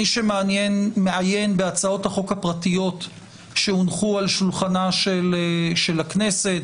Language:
Hebrew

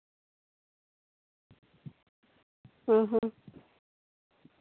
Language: Santali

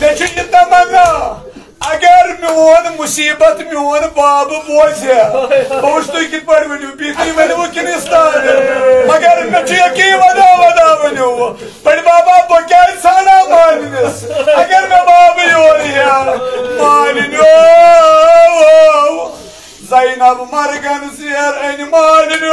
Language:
Arabic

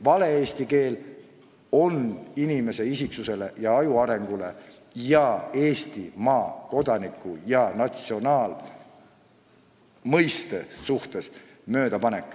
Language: Estonian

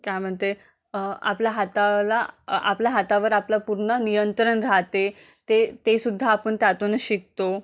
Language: Marathi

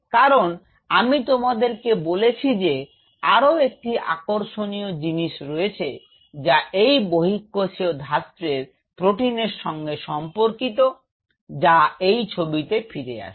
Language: Bangla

